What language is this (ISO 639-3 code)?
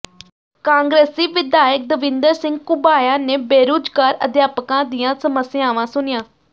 pan